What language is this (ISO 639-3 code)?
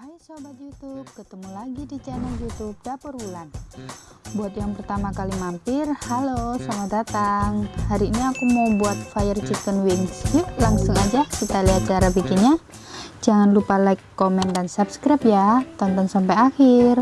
ind